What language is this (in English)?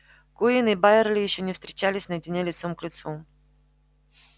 Russian